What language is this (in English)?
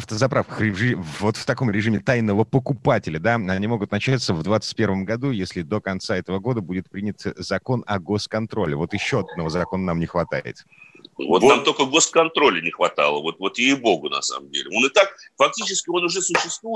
Russian